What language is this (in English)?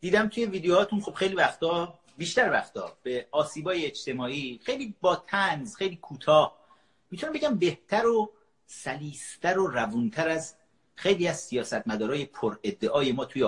Persian